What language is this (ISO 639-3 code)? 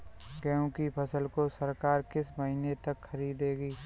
hin